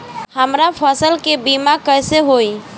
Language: Bhojpuri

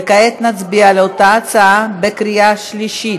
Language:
Hebrew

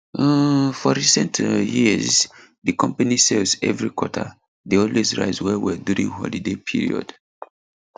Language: Nigerian Pidgin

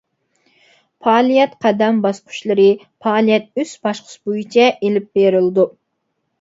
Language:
Uyghur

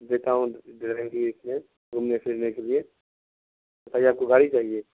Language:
Urdu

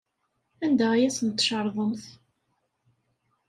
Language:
Kabyle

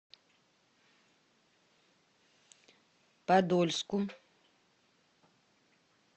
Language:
Russian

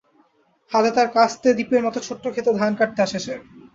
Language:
Bangla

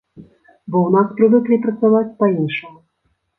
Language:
Belarusian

